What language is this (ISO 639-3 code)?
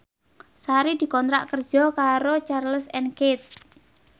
jav